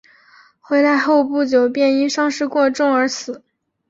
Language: Chinese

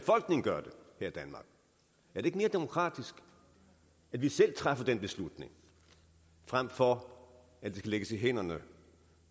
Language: Danish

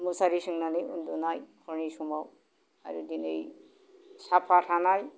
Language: Bodo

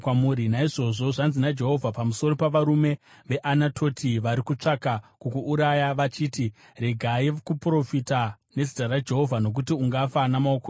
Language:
Shona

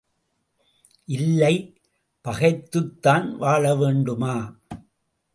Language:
Tamil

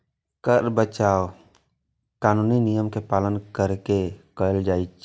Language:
Maithili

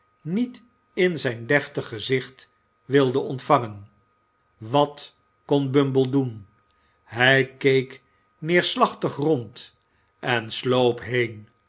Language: Dutch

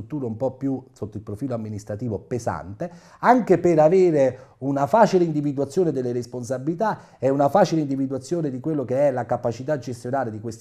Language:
Italian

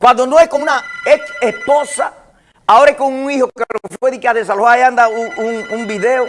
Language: Spanish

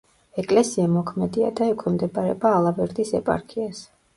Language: Georgian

